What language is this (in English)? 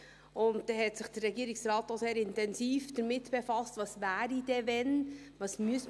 Swiss German